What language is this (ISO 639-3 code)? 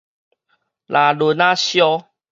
nan